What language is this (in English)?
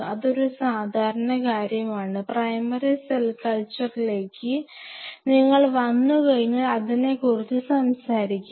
Malayalam